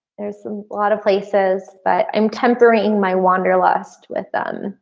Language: English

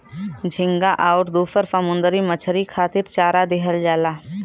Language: Bhojpuri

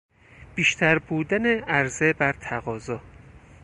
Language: Persian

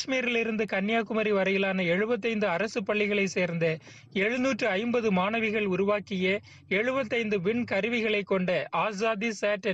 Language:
Turkish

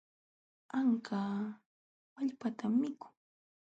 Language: Jauja Wanca Quechua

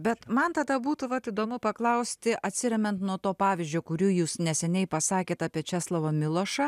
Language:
Lithuanian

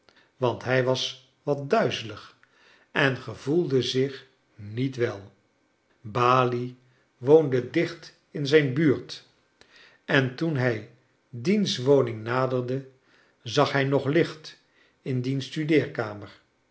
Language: Dutch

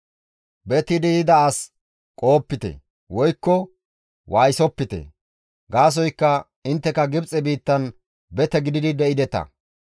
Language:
Gamo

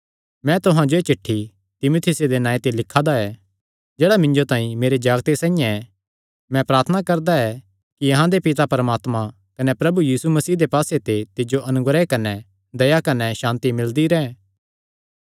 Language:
Kangri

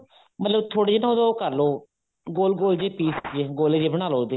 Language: Punjabi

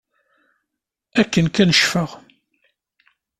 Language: Kabyle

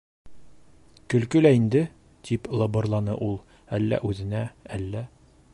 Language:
Bashkir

